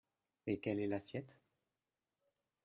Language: French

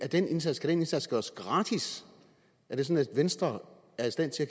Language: Danish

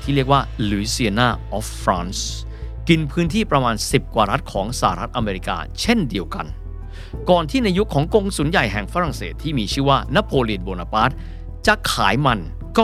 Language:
Thai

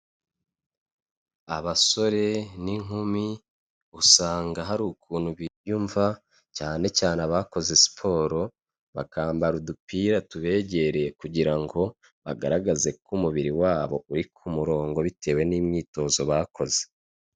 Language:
Kinyarwanda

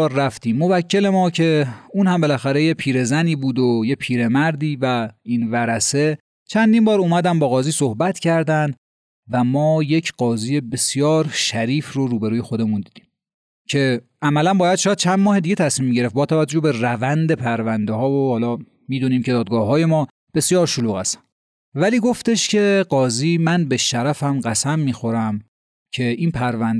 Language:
Persian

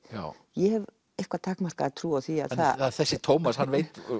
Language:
Icelandic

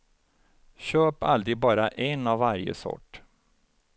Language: Swedish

